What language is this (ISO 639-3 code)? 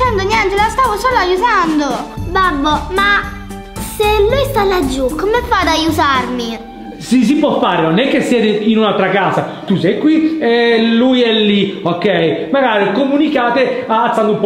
ita